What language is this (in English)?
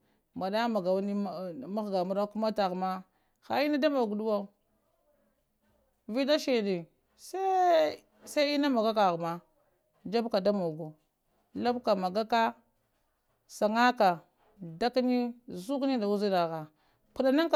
Lamang